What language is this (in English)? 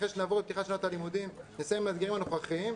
Hebrew